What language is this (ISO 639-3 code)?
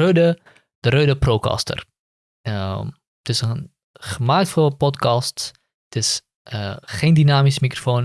nld